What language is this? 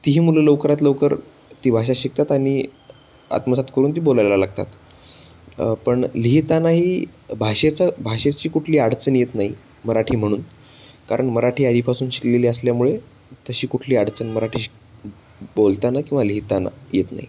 Marathi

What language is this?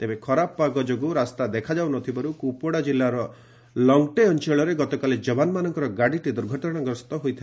Odia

